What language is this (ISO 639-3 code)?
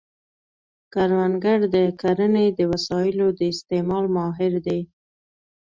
pus